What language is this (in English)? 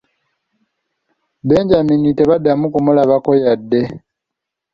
Ganda